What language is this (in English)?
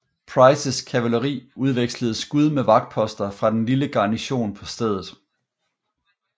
Danish